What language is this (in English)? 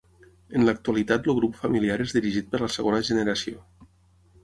Catalan